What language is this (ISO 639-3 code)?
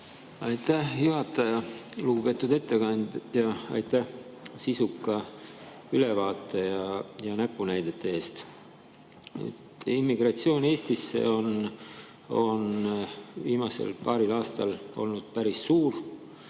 est